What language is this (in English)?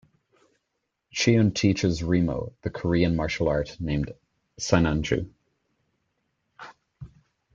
English